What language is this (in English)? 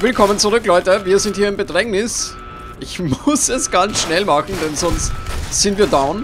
German